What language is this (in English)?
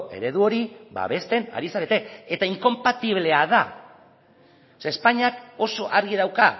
Basque